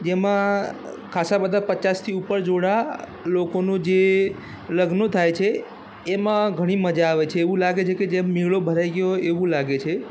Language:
Gujarati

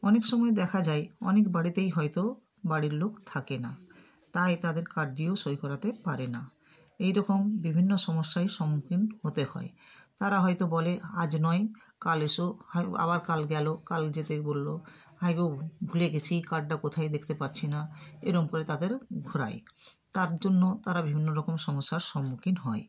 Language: Bangla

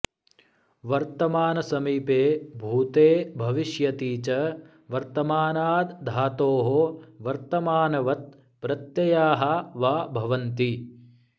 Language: Sanskrit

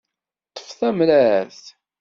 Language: Kabyle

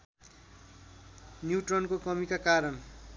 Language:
Nepali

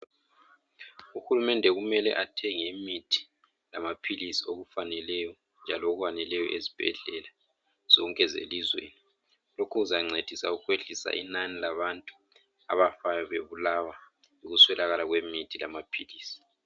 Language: North Ndebele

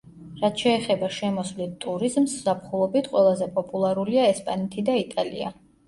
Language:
Georgian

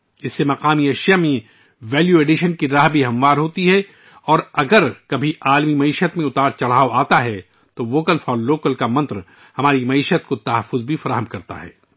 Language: Urdu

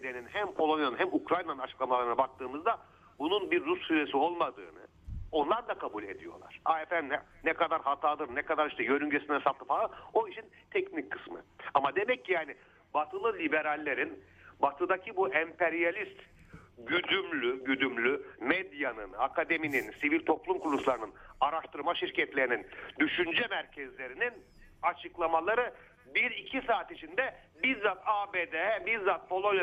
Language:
Turkish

